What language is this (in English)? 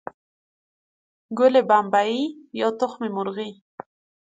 Persian